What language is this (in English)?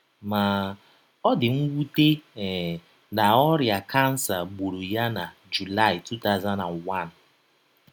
Igbo